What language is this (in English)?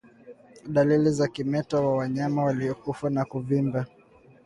Swahili